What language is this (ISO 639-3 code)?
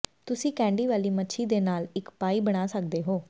pan